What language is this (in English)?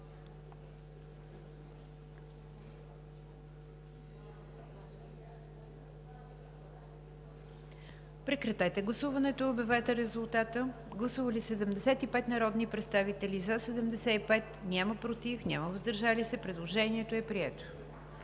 Bulgarian